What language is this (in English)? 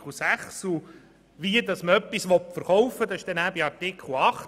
Swiss German